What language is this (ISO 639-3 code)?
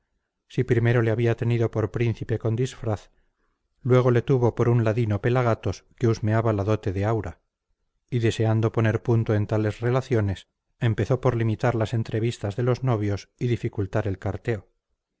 spa